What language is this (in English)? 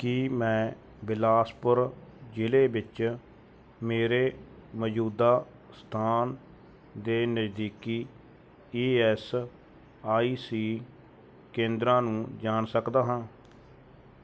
Punjabi